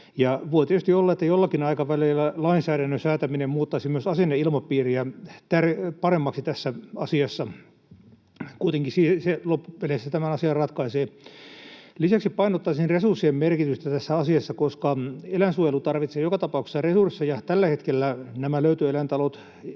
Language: Finnish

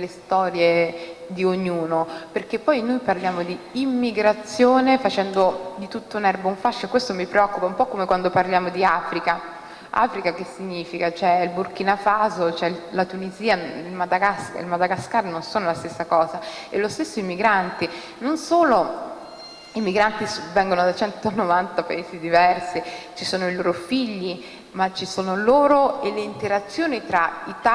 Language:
Italian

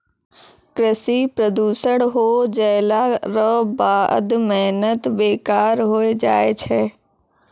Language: Maithili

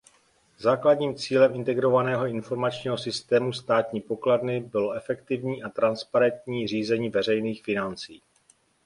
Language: Czech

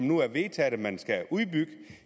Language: Danish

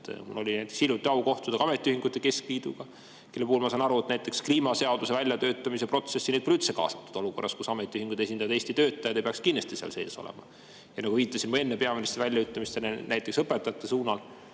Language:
Estonian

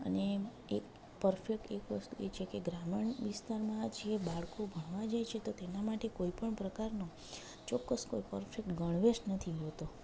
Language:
Gujarati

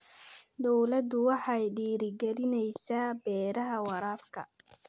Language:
Somali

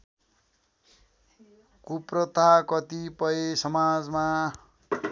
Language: Nepali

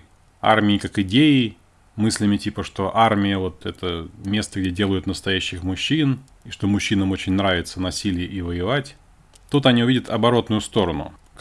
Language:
Russian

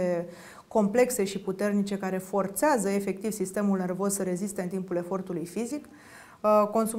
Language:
Romanian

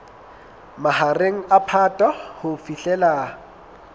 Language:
Southern Sotho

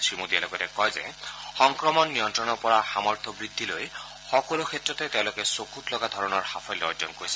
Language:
Assamese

